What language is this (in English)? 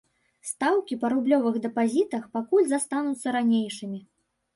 Belarusian